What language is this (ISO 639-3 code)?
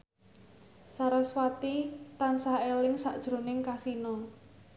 jav